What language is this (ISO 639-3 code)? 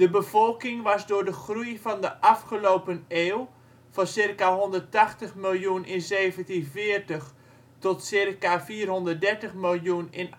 nld